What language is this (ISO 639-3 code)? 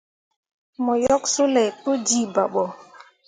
mua